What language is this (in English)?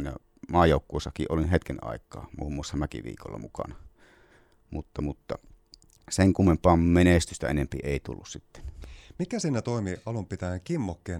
Finnish